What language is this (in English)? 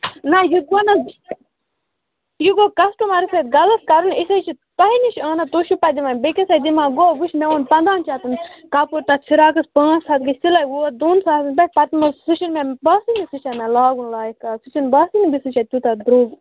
Kashmiri